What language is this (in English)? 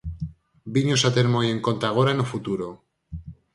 Galician